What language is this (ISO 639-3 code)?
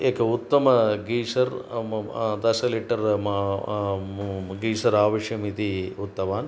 san